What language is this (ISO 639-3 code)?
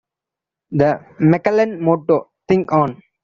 eng